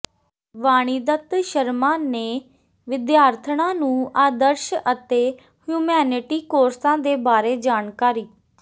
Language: Punjabi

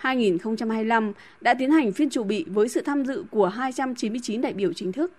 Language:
Vietnamese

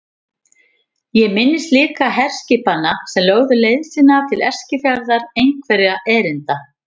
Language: Icelandic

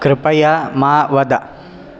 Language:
Sanskrit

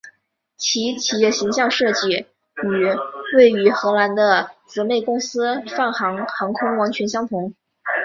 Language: Chinese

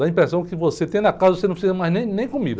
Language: Portuguese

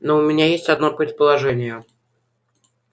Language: Russian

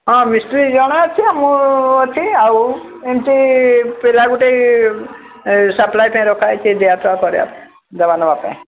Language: Odia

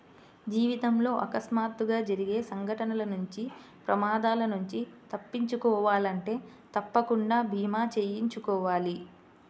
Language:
Telugu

